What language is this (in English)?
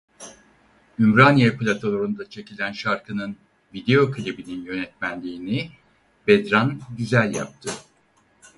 Turkish